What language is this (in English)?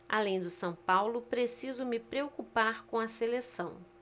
Portuguese